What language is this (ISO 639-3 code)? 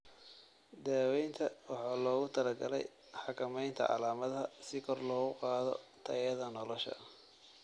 som